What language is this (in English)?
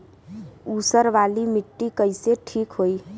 Bhojpuri